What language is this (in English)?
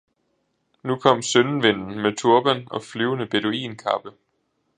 Danish